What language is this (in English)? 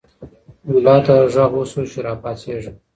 Pashto